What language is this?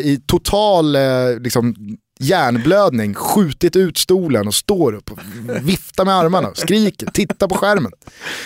Swedish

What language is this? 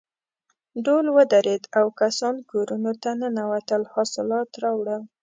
Pashto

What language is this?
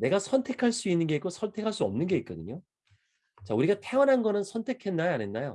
Korean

